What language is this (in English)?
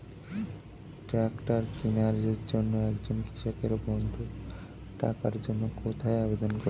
Bangla